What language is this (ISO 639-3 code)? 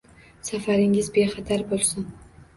uzb